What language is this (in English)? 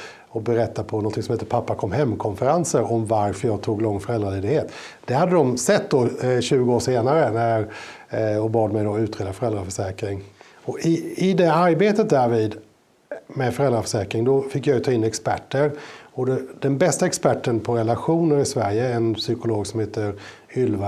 Swedish